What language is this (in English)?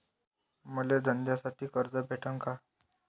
Marathi